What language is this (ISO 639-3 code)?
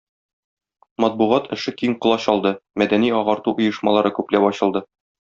tat